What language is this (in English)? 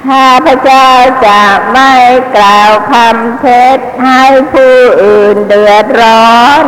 Thai